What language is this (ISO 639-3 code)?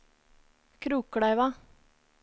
nor